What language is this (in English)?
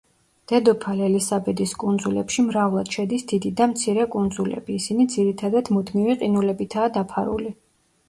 Georgian